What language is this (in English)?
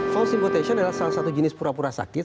Indonesian